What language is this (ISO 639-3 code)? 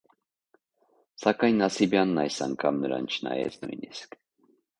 hye